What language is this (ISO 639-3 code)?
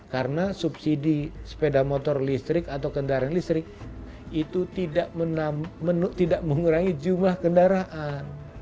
ind